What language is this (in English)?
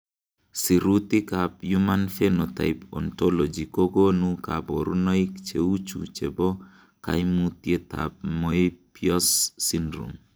Kalenjin